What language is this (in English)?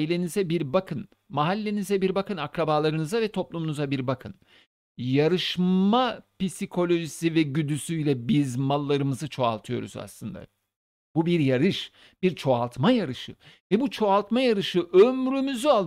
Turkish